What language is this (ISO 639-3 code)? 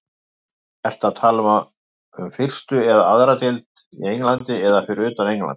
isl